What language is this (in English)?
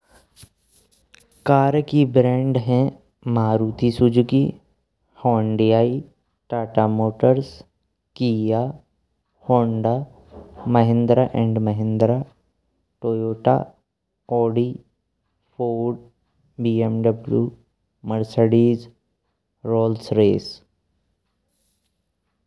Braj